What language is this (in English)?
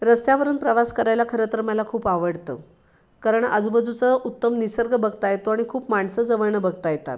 Marathi